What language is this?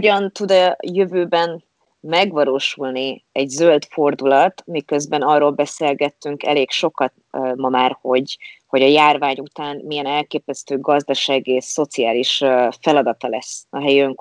Hungarian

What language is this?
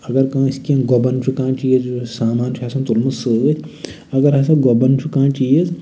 Kashmiri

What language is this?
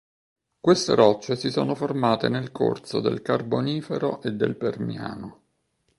Italian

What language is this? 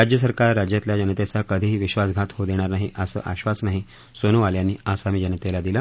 Marathi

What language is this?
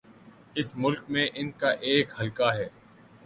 Urdu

